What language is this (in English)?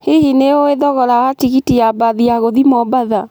Kikuyu